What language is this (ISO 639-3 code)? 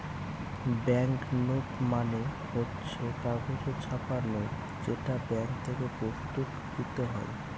ben